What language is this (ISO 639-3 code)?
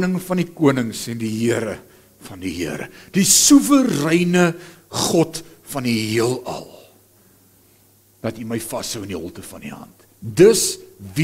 nld